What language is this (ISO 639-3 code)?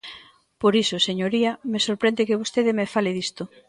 glg